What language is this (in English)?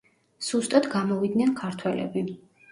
Georgian